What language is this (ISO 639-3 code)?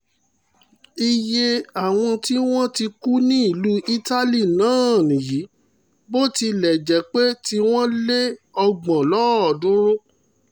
yor